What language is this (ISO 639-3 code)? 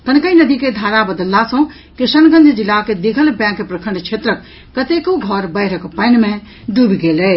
mai